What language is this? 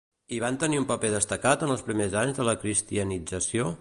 Catalan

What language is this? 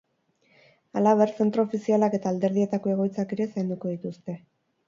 Basque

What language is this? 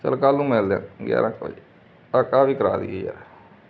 Punjabi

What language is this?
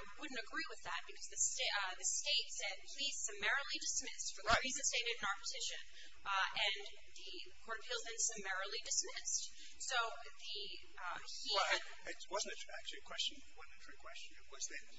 English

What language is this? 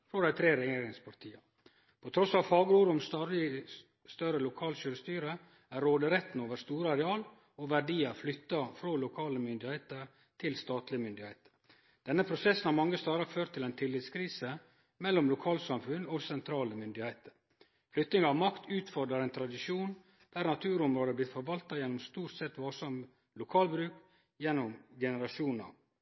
Norwegian Nynorsk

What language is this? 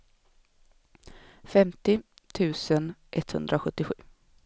Swedish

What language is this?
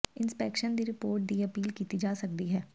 Punjabi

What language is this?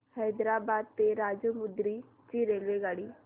Marathi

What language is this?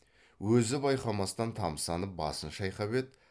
Kazakh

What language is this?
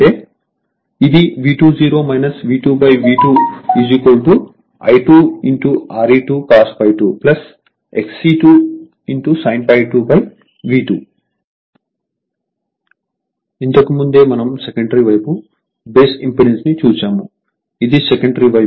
Telugu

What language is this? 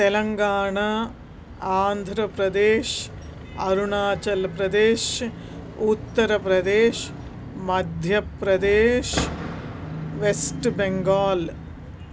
Sanskrit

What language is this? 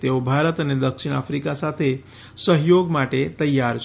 Gujarati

